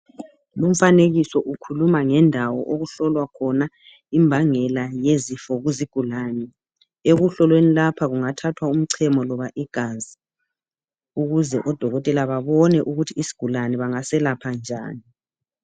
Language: North Ndebele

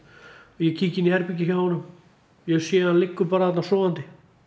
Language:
Icelandic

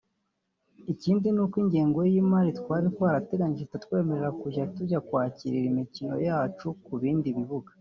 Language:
Kinyarwanda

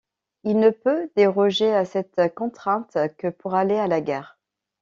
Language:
French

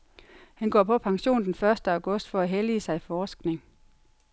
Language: Danish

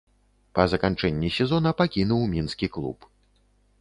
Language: Belarusian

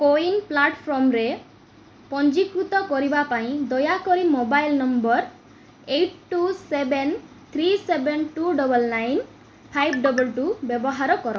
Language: Odia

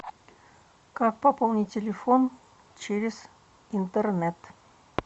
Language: Russian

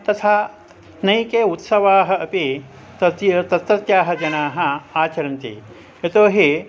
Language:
Sanskrit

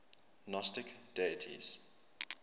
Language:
English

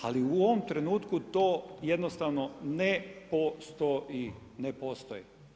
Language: Croatian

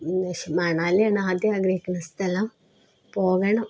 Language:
Malayalam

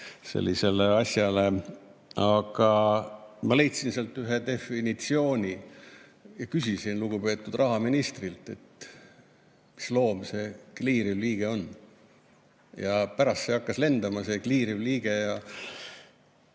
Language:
Estonian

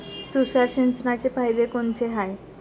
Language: Marathi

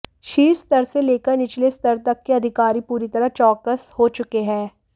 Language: Hindi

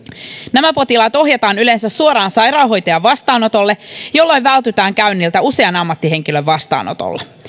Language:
Finnish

